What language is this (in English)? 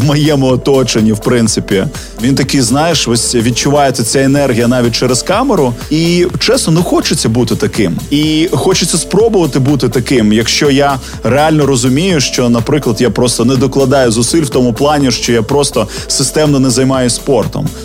Ukrainian